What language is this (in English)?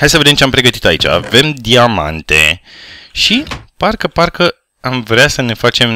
Romanian